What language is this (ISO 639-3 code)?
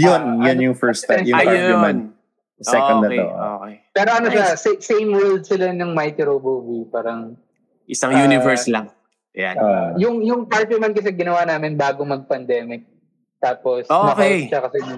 fil